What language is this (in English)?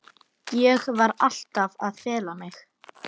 Icelandic